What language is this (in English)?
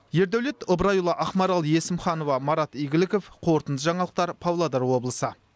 Kazakh